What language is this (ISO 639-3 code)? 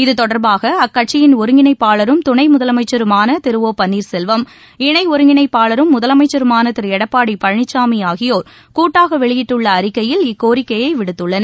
tam